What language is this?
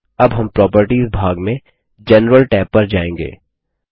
Hindi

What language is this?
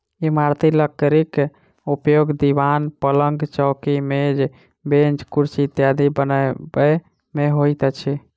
Maithili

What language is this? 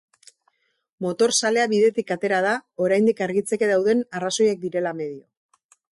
Basque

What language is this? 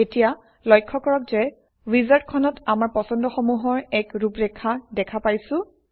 Assamese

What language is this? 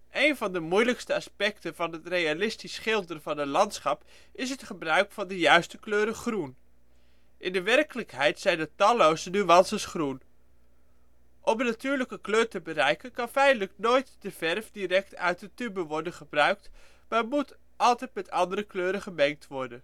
Dutch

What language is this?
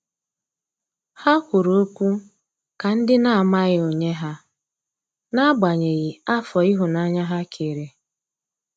Igbo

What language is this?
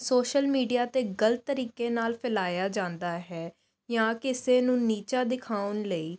Punjabi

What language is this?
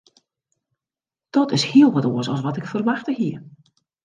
Western Frisian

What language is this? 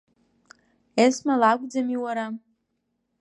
Abkhazian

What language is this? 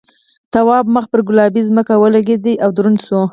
Pashto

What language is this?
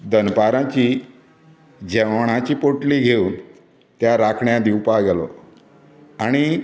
Konkani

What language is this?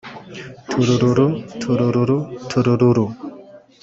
Kinyarwanda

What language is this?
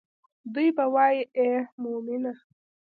Pashto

